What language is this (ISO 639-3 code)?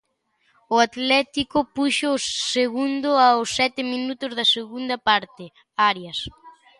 glg